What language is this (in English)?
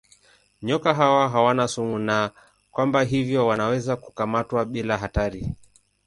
Swahili